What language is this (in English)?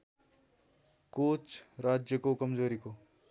Nepali